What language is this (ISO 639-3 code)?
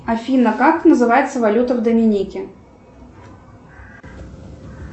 rus